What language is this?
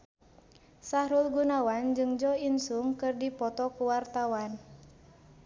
Sundanese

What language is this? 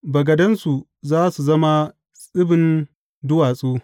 Hausa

